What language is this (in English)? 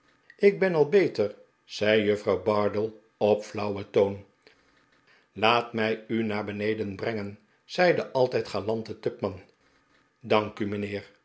Dutch